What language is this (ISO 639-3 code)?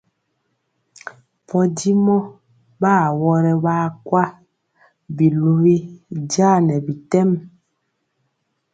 mcx